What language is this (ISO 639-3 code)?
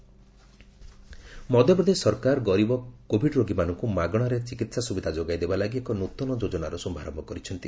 ori